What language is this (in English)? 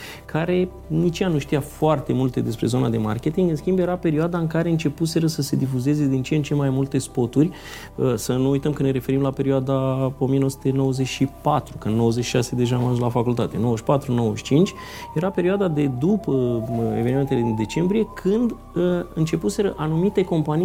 Romanian